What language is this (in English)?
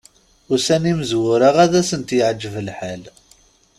Kabyle